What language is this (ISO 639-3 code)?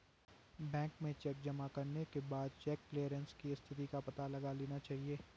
hin